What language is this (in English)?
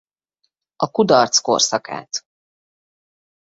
Hungarian